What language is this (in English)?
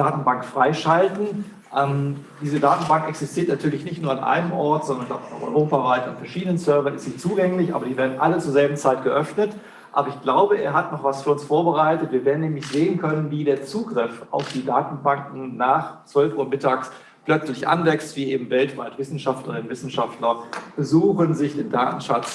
German